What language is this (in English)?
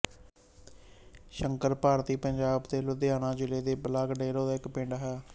Punjabi